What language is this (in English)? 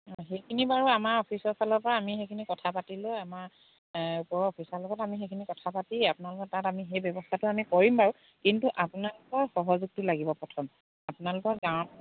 Assamese